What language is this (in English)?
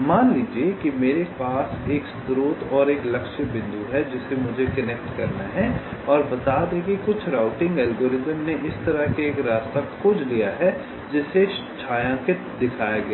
Hindi